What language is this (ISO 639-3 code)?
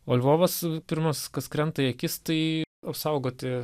lit